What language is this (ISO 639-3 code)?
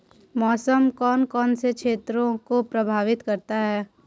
hin